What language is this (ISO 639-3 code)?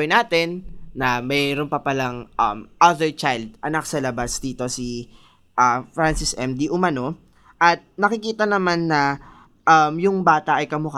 fil